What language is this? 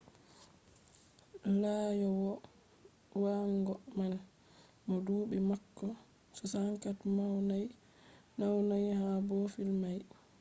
Fula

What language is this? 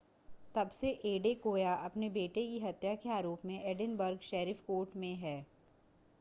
Hindi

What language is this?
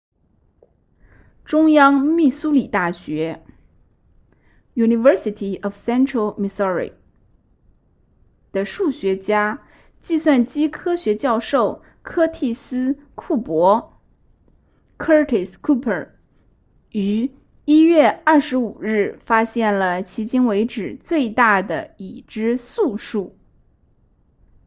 Chinese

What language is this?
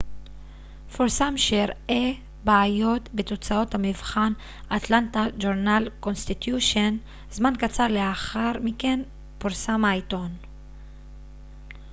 Hebrew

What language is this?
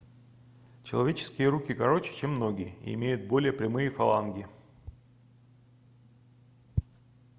Russian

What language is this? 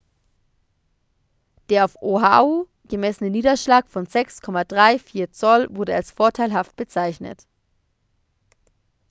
German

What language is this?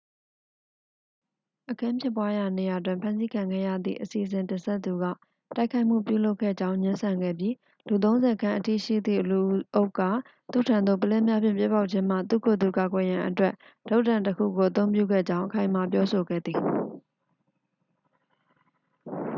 Burmese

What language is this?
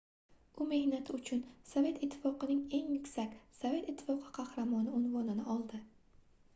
Uzbek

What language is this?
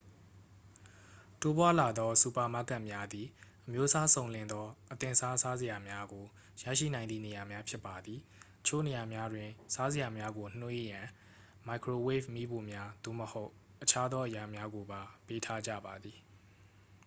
Burmese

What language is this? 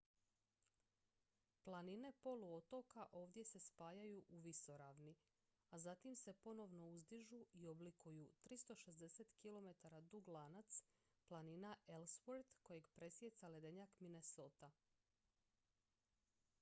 Croatian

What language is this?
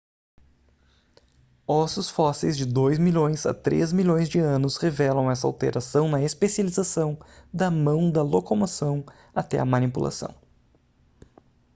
Portuguese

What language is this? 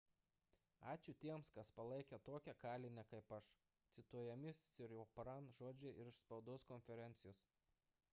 Lithuanian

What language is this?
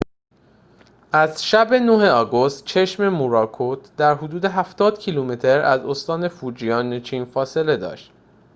Persian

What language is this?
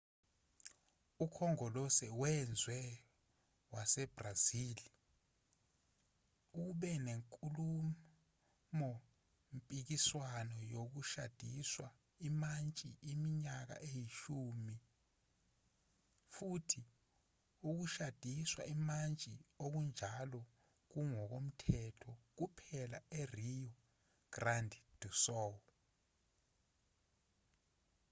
Zulu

